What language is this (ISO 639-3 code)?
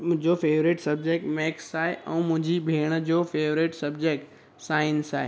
snd